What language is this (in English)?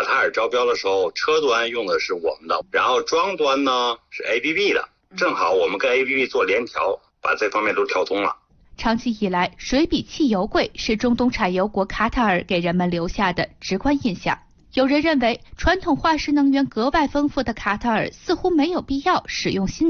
Chinese